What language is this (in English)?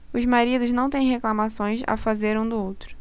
Portuguese